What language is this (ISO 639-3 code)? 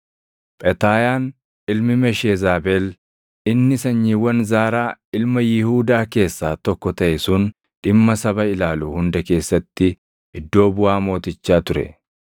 orm